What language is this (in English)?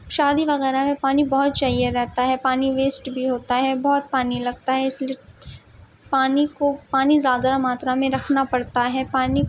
Urdu